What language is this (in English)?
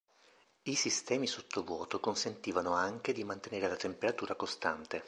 Italian